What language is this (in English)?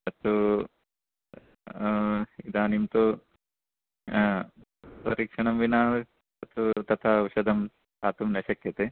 Sanskrit